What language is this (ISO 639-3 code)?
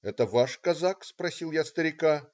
rus